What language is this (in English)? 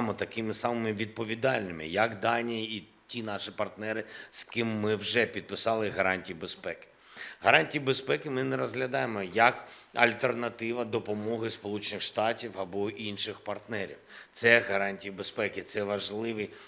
Ukrainian